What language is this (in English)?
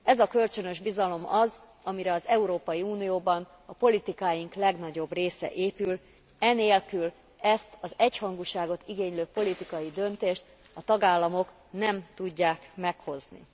Hungarian